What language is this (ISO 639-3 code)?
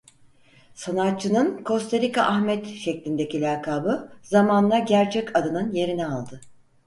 tur